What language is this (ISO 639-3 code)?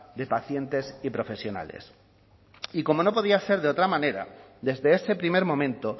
spa